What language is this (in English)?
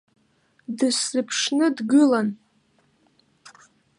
Abkhazian